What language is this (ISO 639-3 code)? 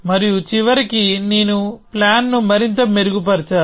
tel